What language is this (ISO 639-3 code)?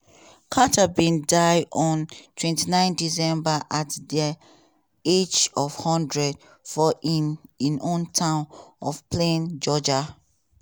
pcm